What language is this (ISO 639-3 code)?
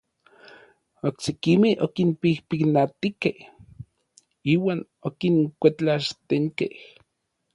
nlv